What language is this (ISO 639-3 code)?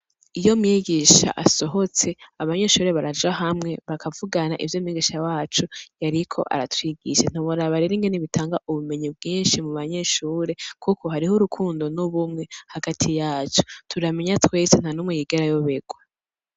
run